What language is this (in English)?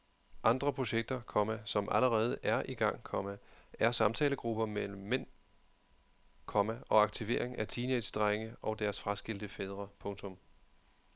Danish